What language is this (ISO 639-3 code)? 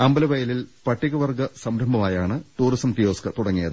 mal